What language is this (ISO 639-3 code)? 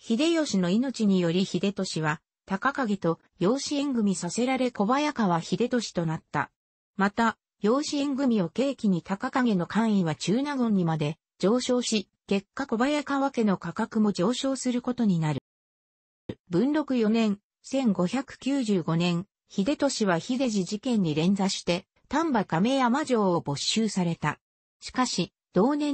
jpn